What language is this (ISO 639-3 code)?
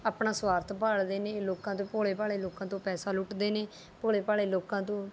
pan